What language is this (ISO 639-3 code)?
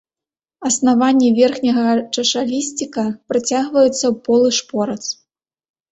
bel